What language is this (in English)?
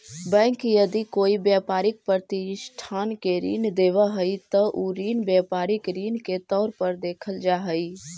Magahi